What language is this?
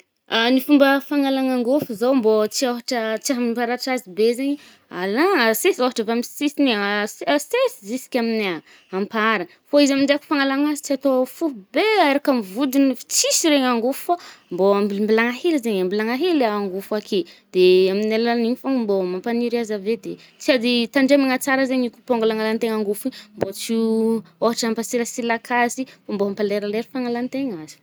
Northern Betsimisaraka Malagasy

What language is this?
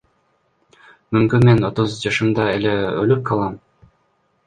Kyrgyz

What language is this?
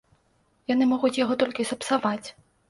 Belarusian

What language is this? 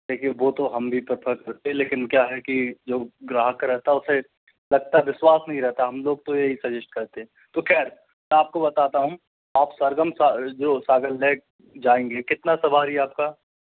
Hindi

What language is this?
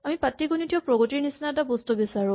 Assamese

